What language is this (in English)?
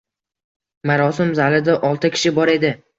Uzbek